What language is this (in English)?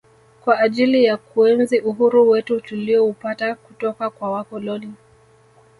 Swahili